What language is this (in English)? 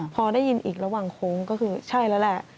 Thai